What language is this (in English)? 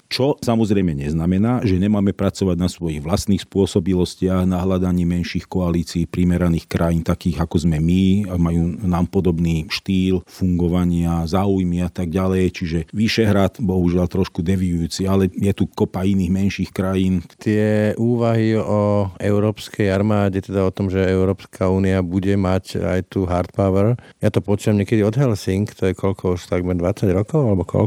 Slovak